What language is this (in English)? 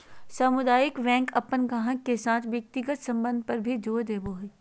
Magahi